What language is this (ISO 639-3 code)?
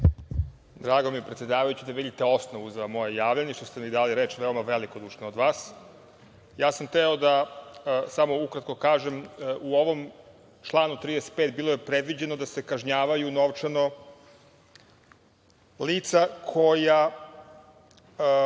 srp